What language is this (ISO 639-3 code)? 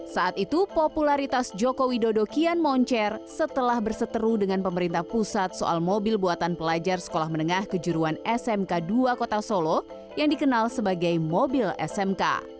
ind